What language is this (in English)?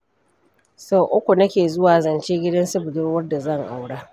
Hausa